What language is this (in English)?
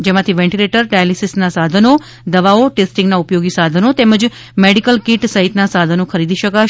Gujarati